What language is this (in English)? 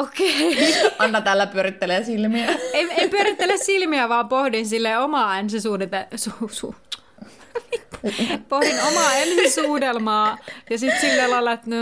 Finnish